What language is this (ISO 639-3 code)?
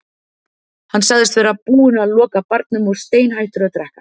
isl